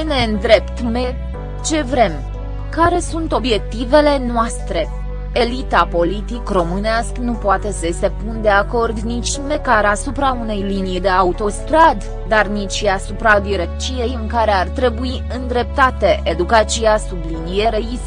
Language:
Romanian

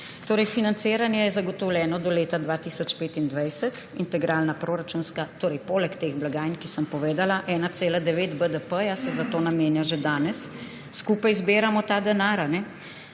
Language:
Slovenian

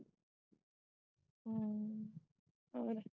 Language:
Punjabi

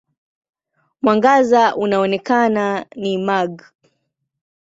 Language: Swahili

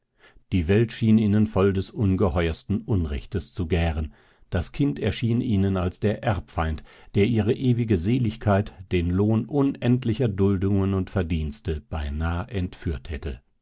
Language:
German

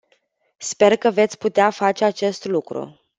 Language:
Romanian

